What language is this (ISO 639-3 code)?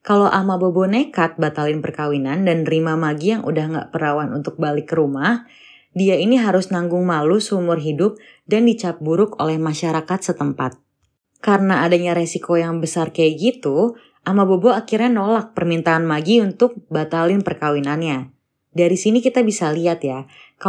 ind